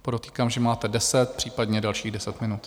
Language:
Czech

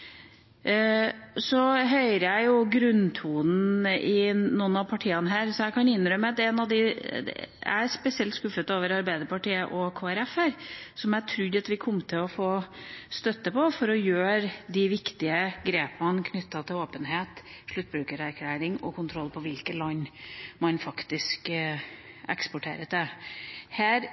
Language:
Norwegian Bokmål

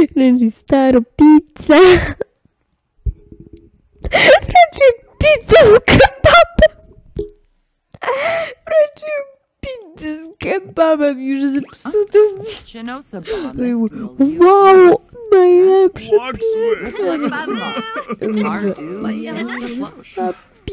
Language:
Polish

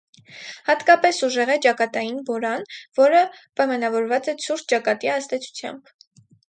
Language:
Armenian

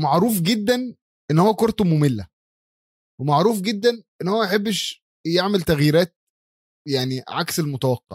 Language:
Arabic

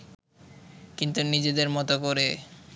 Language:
Bangla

